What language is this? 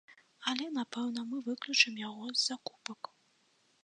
Belarusian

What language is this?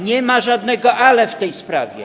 Polish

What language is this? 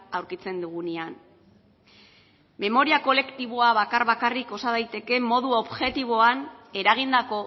Basque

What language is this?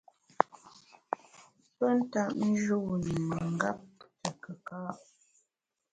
Bamun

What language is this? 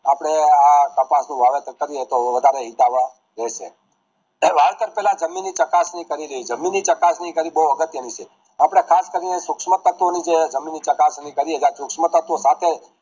Gujarati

